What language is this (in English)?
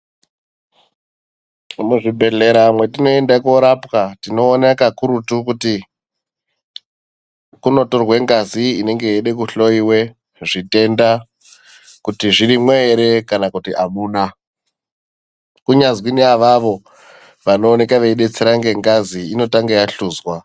Ndau